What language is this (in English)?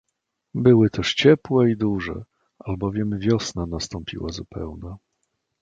Polish